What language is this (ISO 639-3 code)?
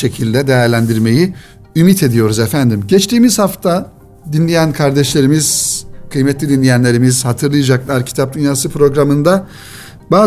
tur